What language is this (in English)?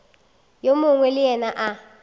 Northern Sotho